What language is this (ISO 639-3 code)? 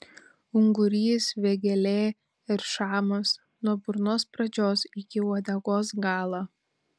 lit